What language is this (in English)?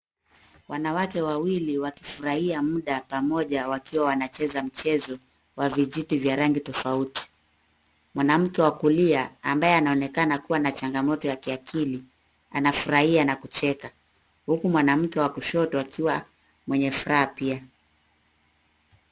Swahili